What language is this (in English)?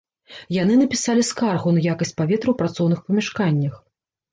Belarusian